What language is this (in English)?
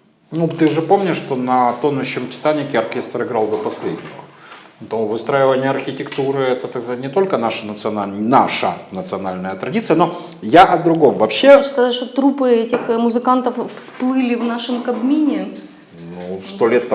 Russian